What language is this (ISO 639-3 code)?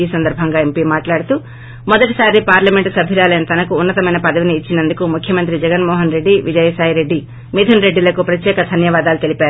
tel